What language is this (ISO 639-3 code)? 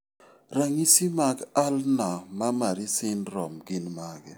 luo